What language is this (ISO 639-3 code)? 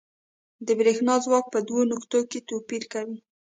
pus